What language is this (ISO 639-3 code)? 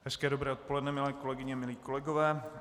ces